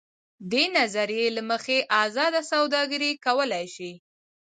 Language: Pashto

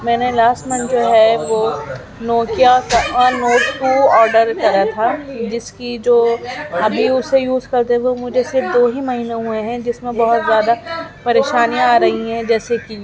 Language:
Urdu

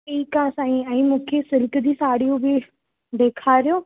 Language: Sindhi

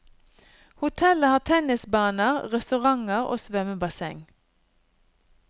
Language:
Norwegian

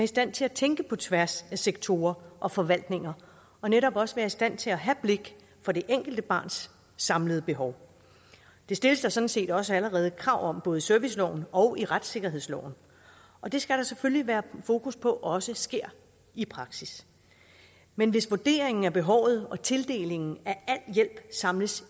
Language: Danish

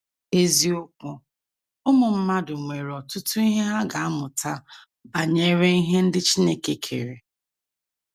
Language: Igbo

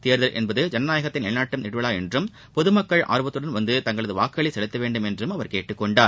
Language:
Tamil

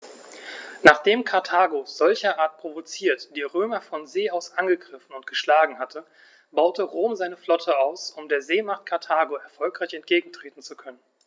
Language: German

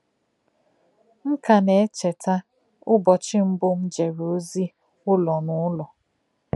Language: Igbo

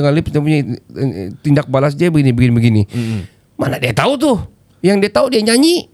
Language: Malay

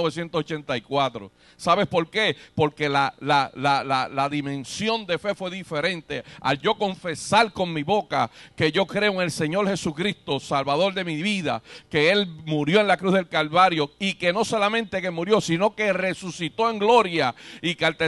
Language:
Spanish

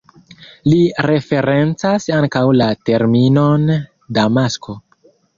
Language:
Esperanto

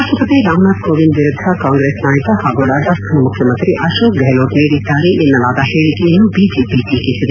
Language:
Kannada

